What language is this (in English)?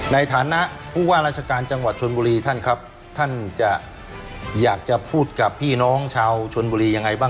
Thai